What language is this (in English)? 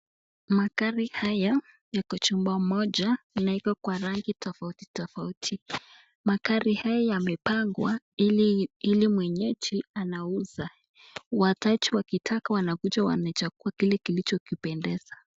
Swahili